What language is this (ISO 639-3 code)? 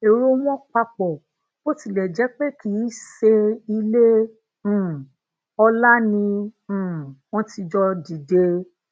yor